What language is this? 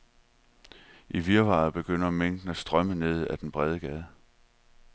Danish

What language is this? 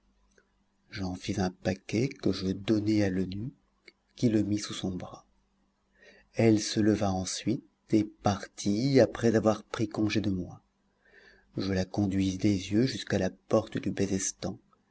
French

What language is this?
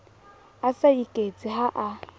Southern Sotho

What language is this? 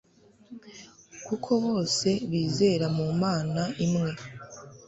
Kinyarwanda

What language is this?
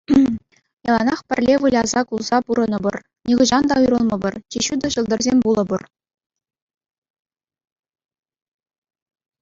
Chuvash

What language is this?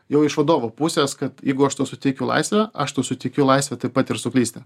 Lithuanian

